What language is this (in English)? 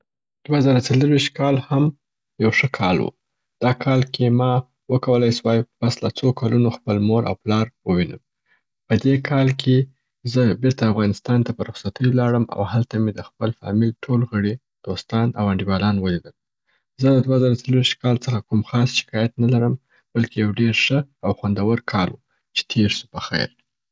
Southern Pashto